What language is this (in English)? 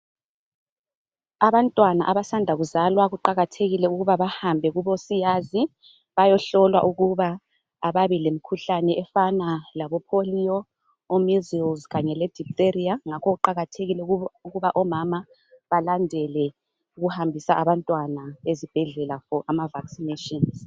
North Ndebele